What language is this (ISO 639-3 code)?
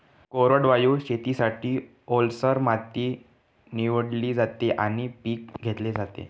mar